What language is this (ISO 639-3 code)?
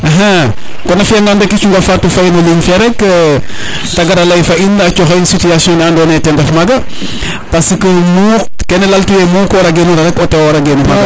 srr